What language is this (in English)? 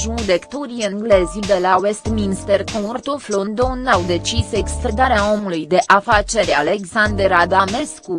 Romanian